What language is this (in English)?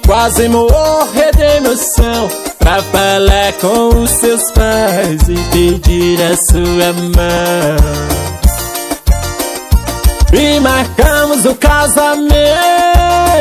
Portuguese